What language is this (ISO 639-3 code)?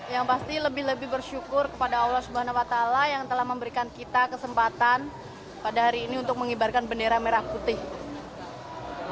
ind